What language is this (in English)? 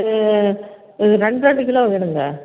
Tamil